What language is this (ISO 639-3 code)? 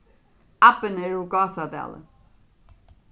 fao